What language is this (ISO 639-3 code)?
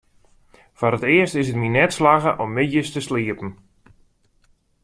fry